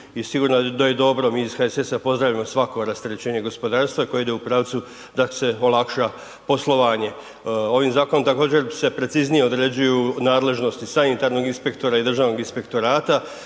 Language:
Croatian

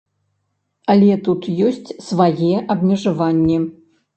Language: Belarusian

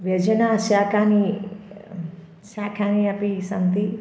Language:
Sanskrit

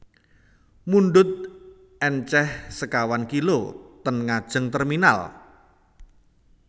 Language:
Javanese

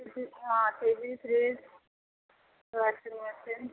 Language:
Odia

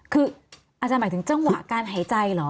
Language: Thai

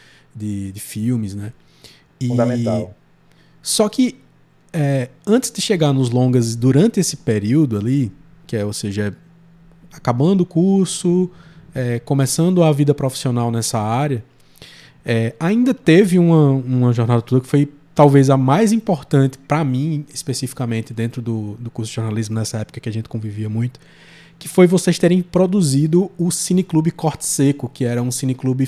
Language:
Portuguese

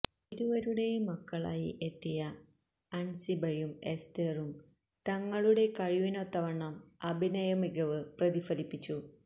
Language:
Malayalam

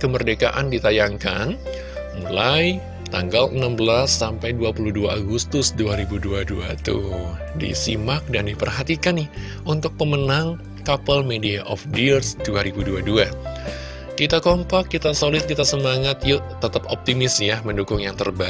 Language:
Indonesian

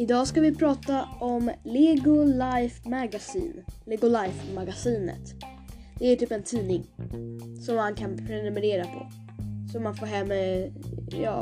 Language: Swedish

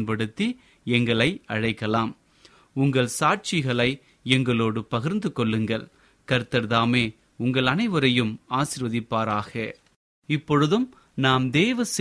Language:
Tamil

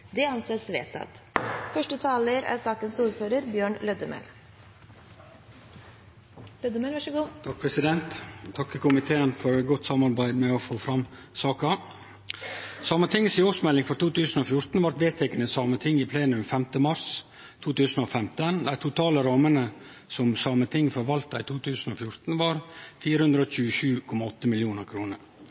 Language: Norwegian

